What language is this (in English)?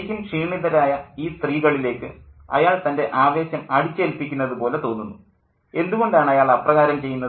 Malayalam